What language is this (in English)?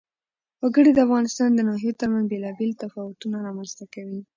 Pashto